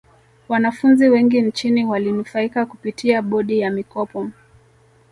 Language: Swahili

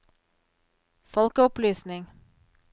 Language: Norwegian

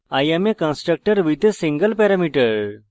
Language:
Bangla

